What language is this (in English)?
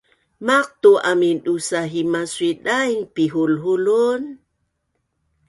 Bunun